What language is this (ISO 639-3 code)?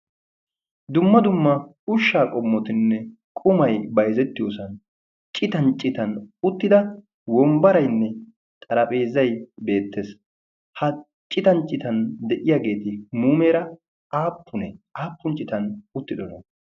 wal